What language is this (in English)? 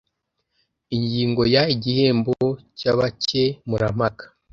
Kinyarwanda